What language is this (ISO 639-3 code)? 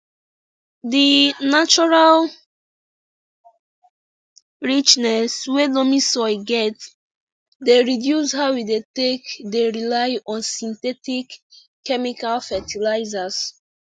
pcm